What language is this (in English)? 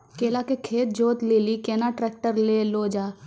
Maithili